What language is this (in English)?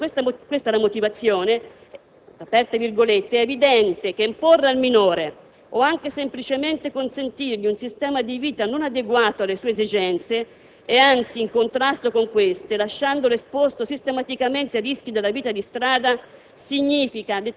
Italian